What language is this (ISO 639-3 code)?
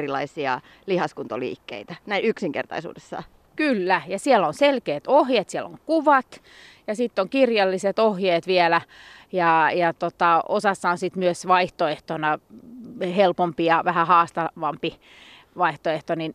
fin